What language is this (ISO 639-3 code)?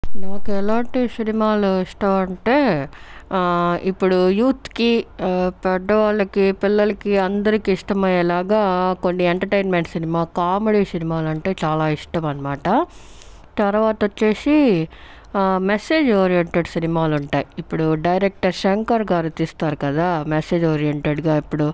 tel